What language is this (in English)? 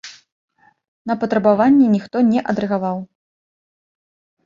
Belarusian